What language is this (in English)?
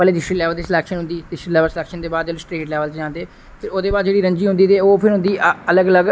Dogri